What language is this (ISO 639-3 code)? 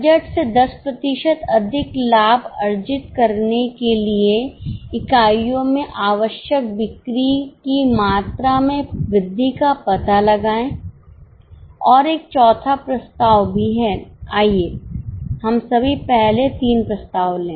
hin